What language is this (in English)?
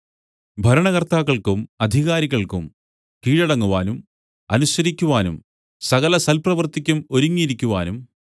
Malayalam